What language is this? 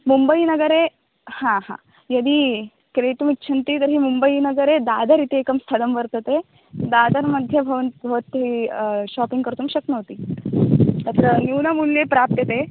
Sanskrit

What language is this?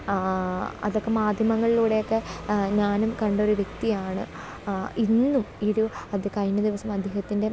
Malayalam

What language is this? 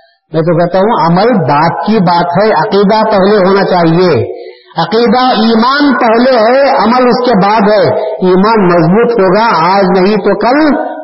Urdu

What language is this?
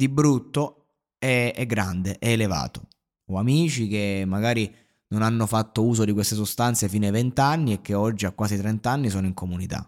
Italian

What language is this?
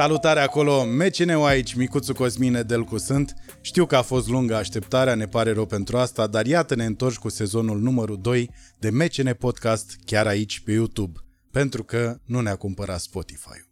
Romanian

